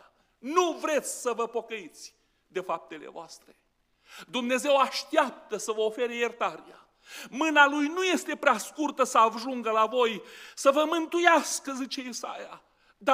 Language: Romanian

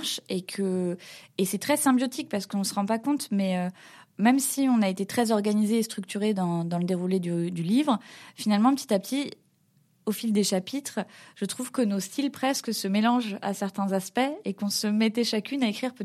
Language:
French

